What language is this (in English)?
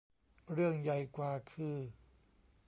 Thai